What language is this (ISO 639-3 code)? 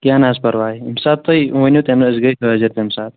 kas